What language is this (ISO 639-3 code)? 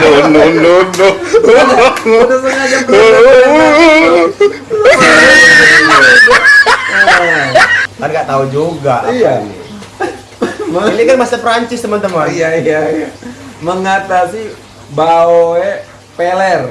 ind